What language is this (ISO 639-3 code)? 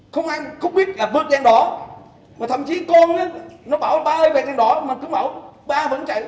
vie